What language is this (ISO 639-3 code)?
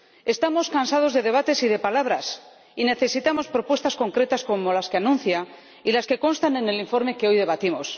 spa